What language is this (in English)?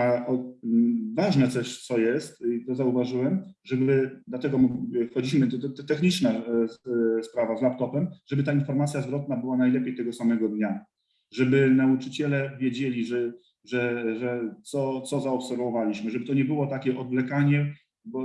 Polish